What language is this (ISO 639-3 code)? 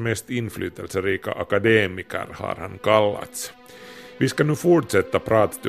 swe